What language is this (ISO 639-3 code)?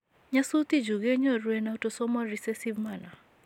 kln